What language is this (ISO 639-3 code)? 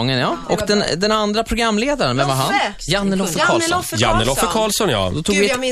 swe